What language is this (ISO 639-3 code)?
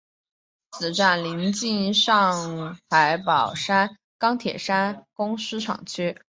zho